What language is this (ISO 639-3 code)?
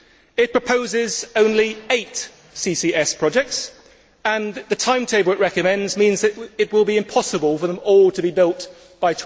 eng